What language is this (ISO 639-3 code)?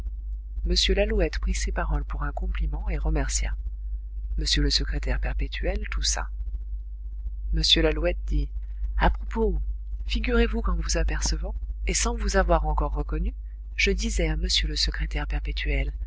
fra